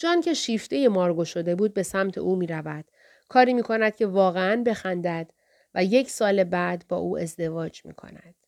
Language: Persian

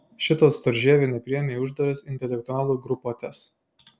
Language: Lithuanian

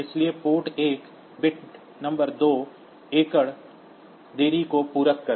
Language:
Hindi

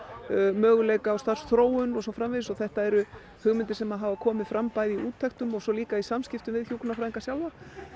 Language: Icelandic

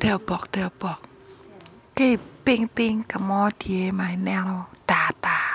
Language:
Acoli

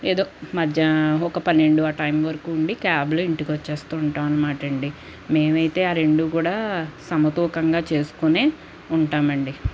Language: Telugu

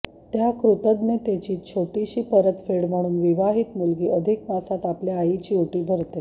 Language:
Marathi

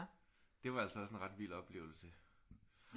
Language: Danish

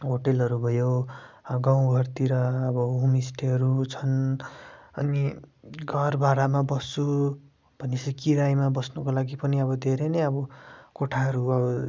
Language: Nepali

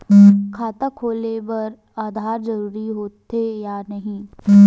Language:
Chhattisgarhi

